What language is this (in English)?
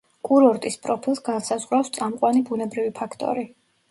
Georgian